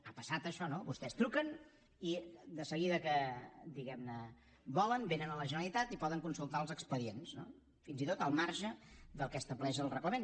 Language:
Catalan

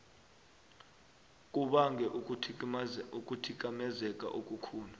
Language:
South Ndebele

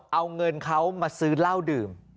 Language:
Thai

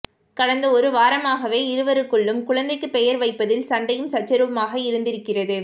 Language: Tamil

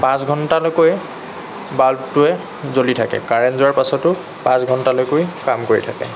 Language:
Assamese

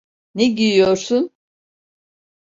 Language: Turkish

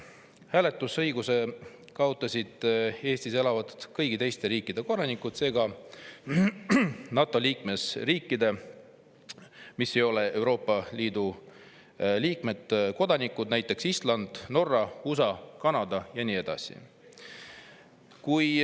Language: Estonian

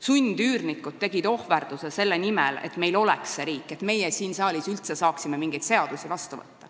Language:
Estonian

